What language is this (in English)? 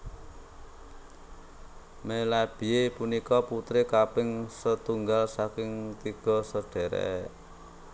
Javanese